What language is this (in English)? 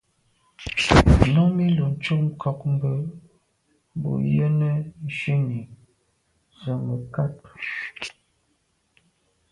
Medumba